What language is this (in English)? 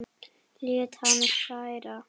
Icelandic